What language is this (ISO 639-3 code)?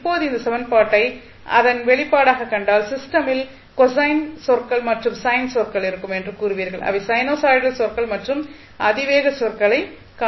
tam